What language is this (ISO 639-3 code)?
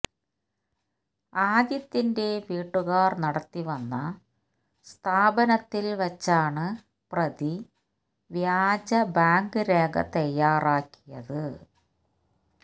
mal